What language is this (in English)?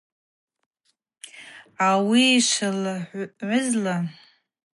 Abaza